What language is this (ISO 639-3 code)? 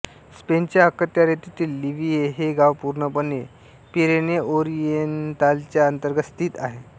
mar